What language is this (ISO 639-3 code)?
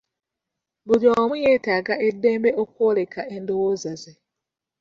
lug